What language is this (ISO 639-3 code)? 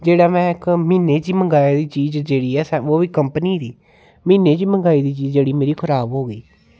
doi